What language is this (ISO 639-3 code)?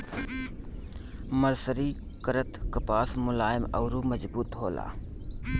bho